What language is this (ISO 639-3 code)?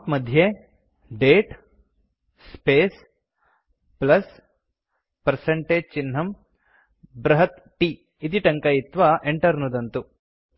san